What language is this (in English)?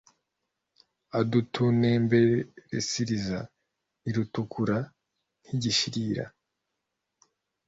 Kinyarwanda